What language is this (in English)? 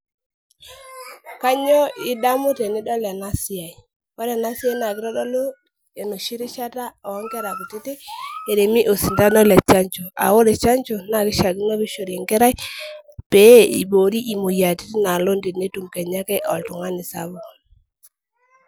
Masai